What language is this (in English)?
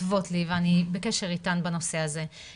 Hebrew